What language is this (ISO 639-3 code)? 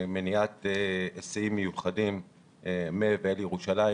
heb